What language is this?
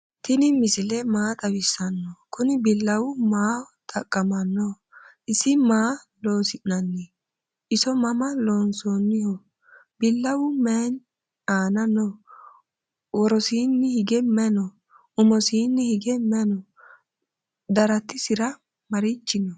Sidamo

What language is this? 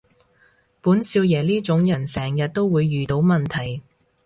Cantonese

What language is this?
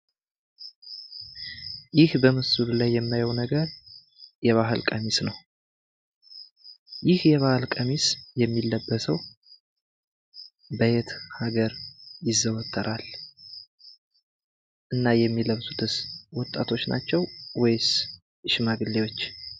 Amharic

